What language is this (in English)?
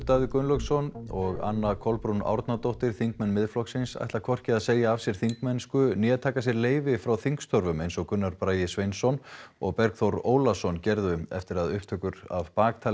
Icelandic